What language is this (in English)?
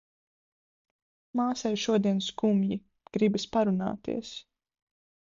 Latvian